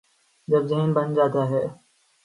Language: Urdu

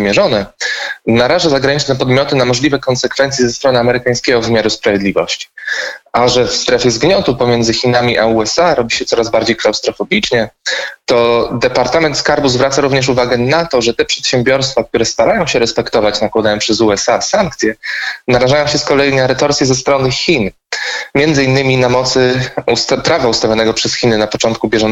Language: Polish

